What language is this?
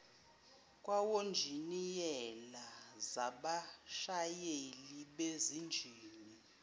Zulu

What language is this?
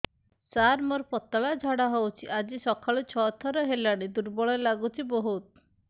Odia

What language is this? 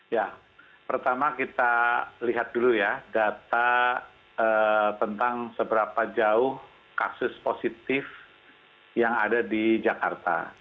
Indonesian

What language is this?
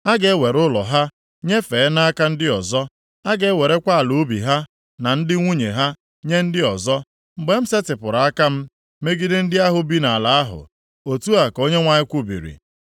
Igbo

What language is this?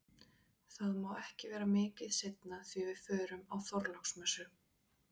Icelandic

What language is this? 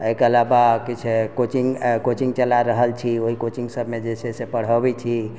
Maithili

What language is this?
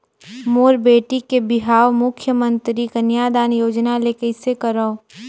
Chhattisgarhi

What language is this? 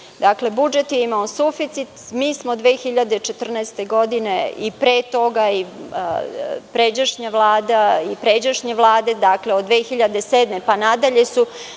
Serbian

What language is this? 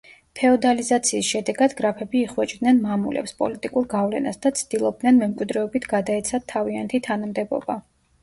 Georgian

